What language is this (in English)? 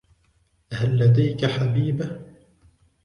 Arabic